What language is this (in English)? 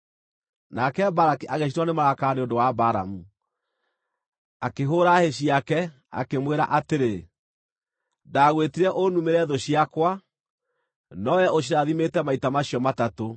Kikuyu